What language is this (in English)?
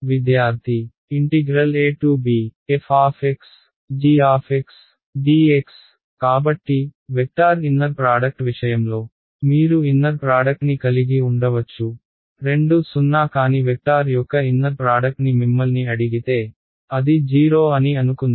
Telugu